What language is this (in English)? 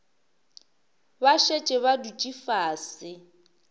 Northern Sotho